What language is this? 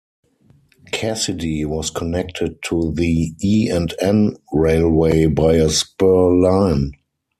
English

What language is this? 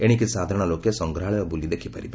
Odia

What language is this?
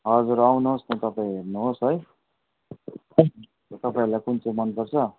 Nepali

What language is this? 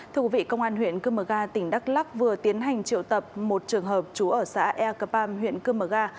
Vietnamese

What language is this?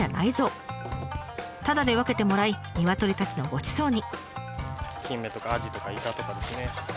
Japanese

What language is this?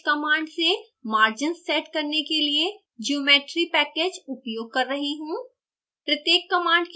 Hindi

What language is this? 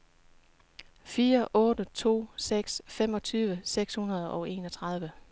Danish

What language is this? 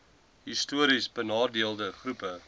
Afrikaans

